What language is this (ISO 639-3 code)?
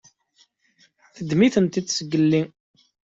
kab